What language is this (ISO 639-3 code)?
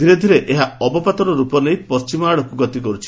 ori